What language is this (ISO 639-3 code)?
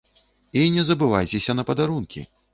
bel